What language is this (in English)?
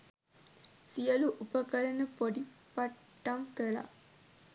Sinhala